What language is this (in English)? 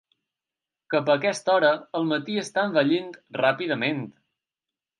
Catalan